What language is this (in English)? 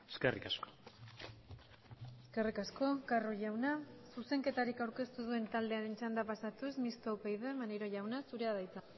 Basque